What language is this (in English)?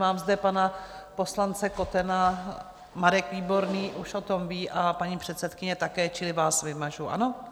Czech